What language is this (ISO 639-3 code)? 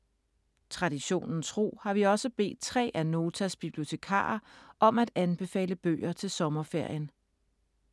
dan